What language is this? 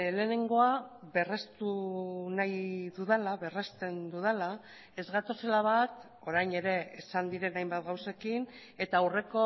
Basque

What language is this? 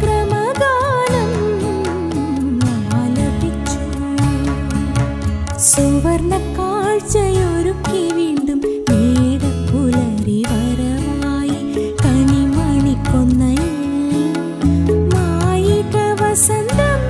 Malayalam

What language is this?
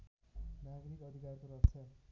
Nepali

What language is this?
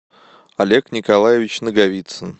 Russian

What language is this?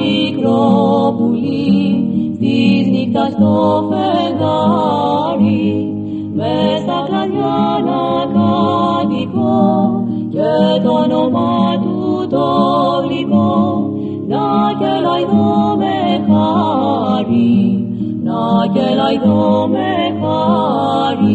Greek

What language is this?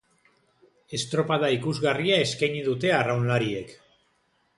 Basque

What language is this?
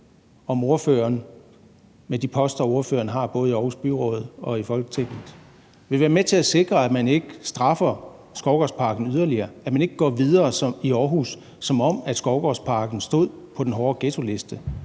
Danish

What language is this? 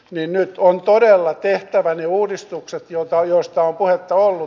Finnish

